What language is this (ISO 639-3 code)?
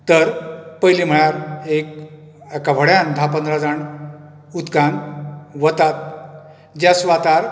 kok